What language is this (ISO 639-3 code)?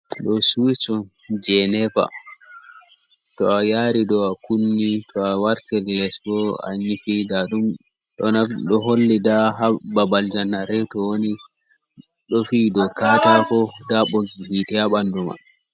ful